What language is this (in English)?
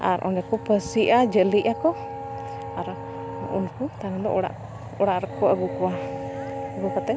Santali